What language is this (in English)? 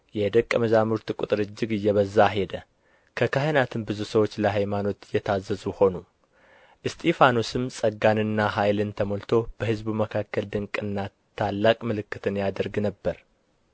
Amharic